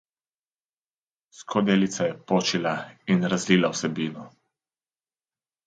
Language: Slovenian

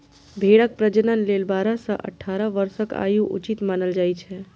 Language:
Maithili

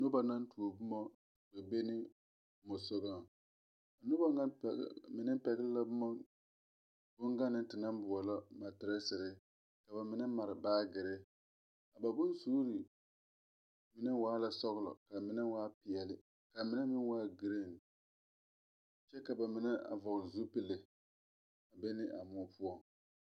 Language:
Southern Dagaare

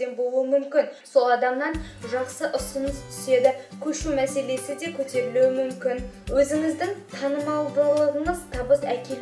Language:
Russian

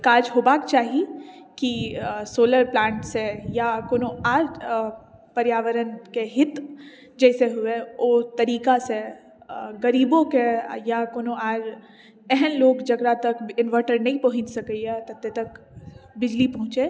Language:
Maithili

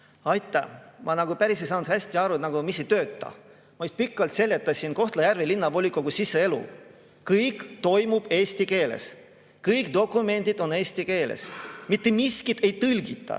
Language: Estonian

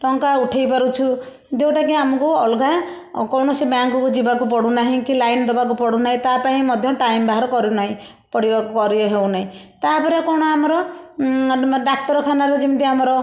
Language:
Odia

